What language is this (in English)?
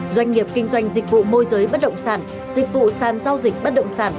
Vietnamese